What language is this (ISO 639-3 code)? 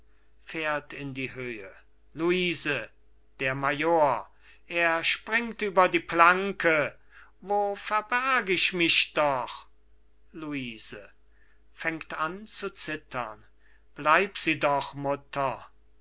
deu